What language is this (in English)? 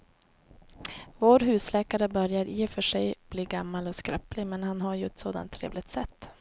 Swedish